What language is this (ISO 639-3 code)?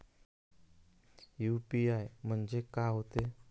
mar